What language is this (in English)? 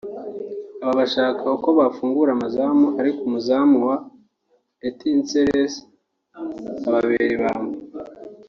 Kinyarwanda